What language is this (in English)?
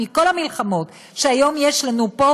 Hebrew